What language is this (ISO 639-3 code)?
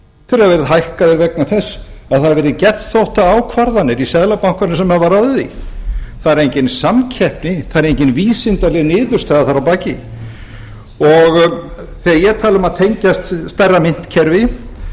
isl